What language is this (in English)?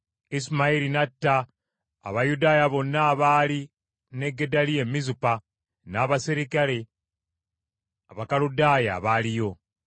Ganda